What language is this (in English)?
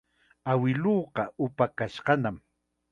Chiquián Ancash Quechua